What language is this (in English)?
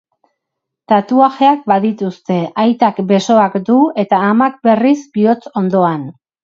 Basque